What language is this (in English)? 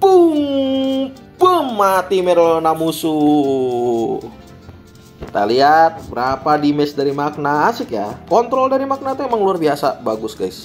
Indonesian